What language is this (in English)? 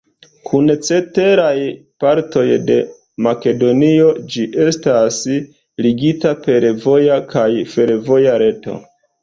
Esperanto